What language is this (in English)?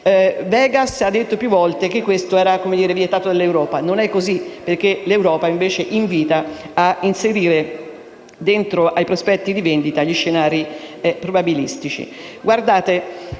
Italian